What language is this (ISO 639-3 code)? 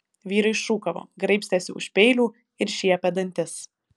lit